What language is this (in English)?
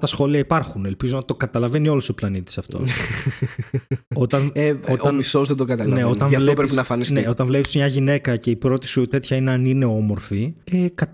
Greek